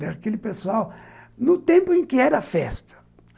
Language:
Portuguese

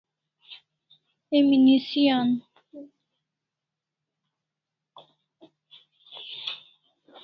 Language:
Kalasha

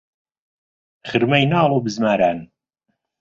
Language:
Central Kurdish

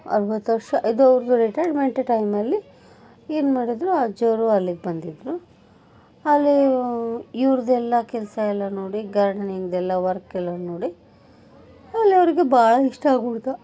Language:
Kannada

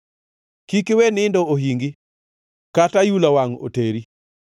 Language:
Luo (Kenya and Tanzania)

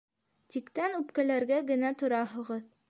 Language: Bashkir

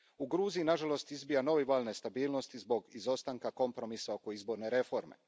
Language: Croatian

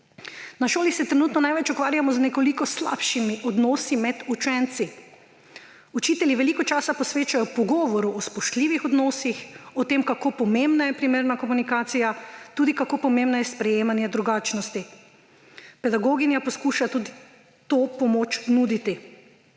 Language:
Slovenian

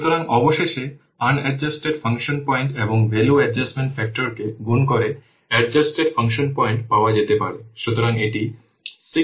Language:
Bangla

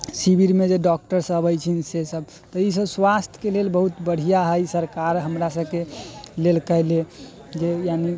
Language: Maithili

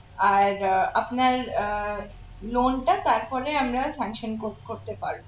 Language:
Bangla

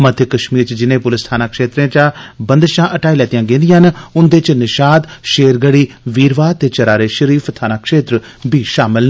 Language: Dogri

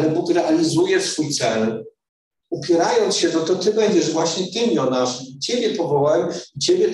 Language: Polish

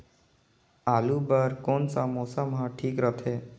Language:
Chhattisgarhi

